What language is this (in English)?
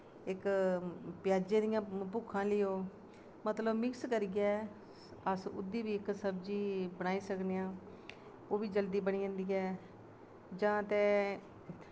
Dogri